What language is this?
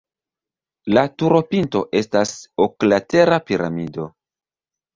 Esperanto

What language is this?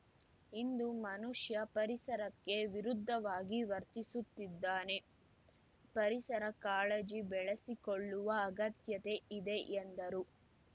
Kannada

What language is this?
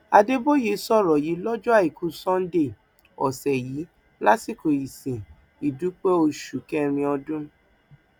Yoruba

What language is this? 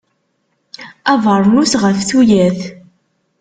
Kabyle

